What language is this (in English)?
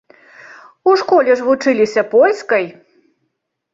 Belarusian